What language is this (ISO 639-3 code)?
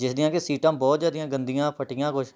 pan